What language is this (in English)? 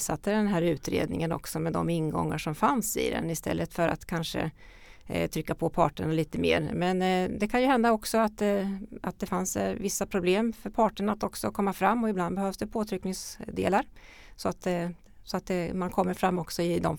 Swedish